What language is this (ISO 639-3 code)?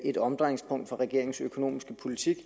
dan